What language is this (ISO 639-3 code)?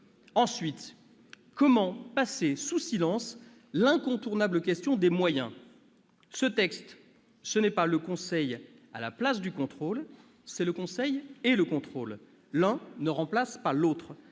fra